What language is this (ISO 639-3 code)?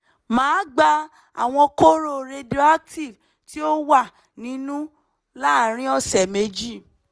yor